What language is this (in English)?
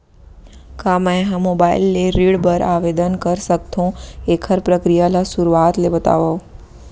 Chhattisgarhi